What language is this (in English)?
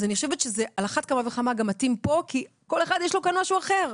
Hebrew